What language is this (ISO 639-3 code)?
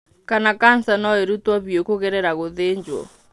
kik